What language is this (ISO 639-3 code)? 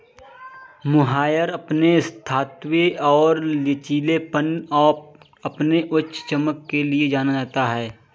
hin